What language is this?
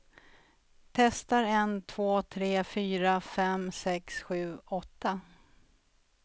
Swedish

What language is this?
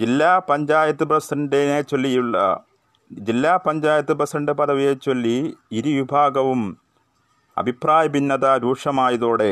Malayalam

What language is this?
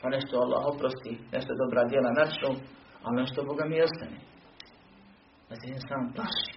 Croatian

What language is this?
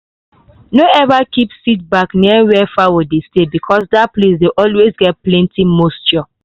Nigerian Pidgin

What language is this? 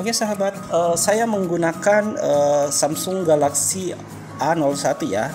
Indonesian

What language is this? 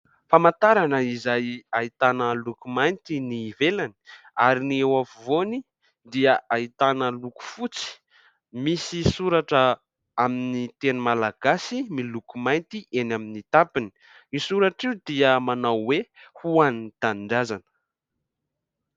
Malagasy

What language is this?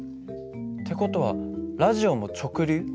Japanese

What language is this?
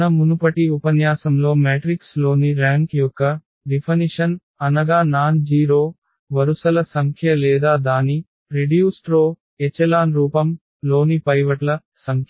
Telugu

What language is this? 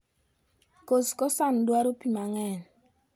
Luo (Kenya and Tanzania)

